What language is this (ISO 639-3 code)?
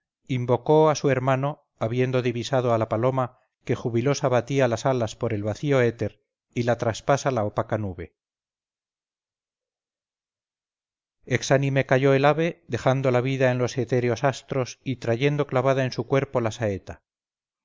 spa